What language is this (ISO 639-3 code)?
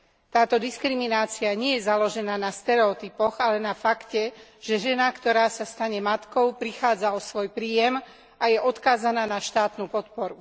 slk